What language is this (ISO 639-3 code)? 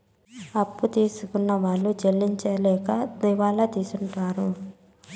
tel